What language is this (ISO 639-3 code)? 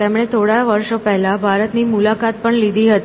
guj